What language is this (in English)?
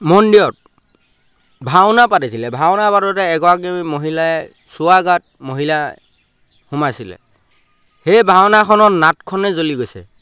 Assamese